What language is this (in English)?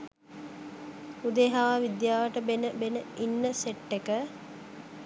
Sinhala